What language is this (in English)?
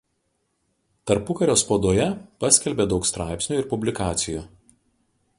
Lithuanian